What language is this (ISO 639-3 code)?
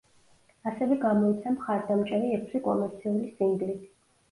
kat